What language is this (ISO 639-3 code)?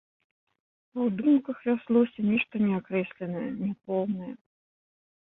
bel